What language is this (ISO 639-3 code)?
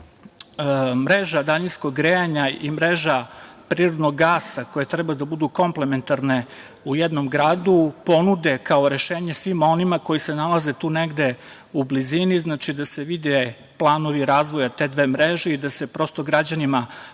srp